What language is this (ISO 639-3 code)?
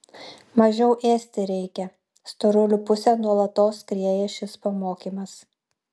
lit